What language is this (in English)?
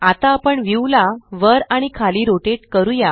Marathi